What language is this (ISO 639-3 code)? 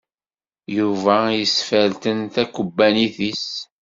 kab